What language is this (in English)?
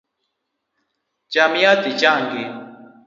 Luo (Kenya and Tanzania)